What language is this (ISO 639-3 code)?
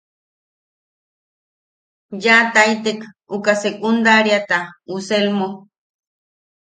yaq